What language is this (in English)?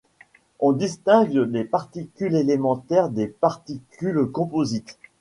French